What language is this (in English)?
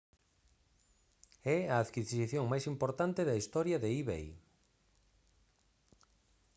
Galician